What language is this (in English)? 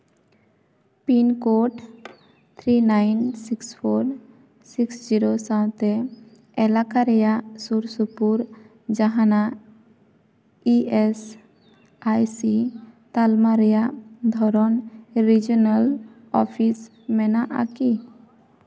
Santali